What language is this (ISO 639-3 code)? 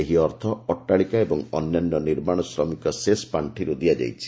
ori